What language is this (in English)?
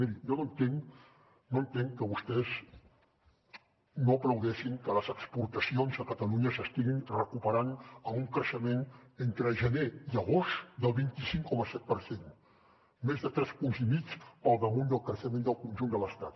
Catalan